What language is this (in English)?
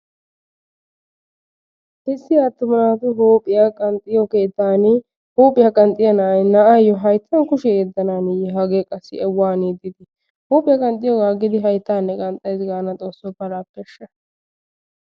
Wolaytta